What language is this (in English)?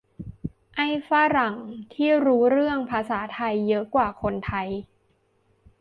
Thai